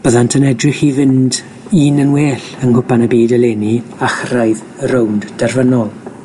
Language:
Welsh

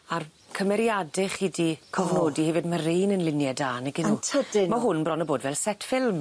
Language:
Welsh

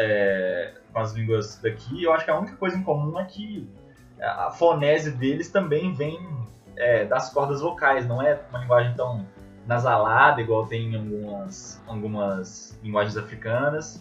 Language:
Portuguese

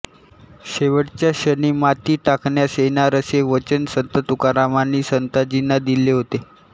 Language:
Marathi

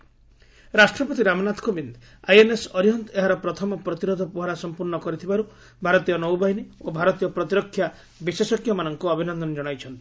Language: Odia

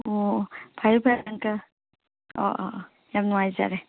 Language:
Manipuri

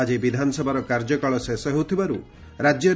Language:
Odia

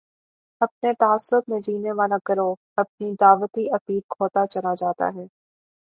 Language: Urdu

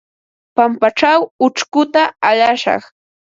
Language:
Ambo-Pasco Quechua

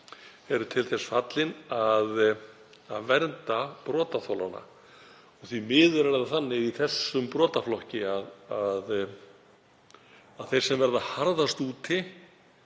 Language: Icelandic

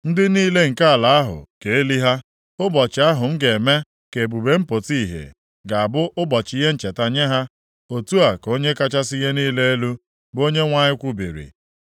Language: Igbo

